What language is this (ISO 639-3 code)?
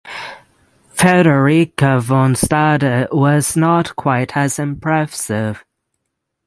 eng